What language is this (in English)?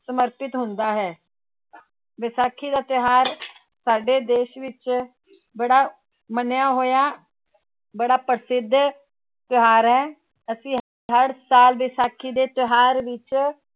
Punjabi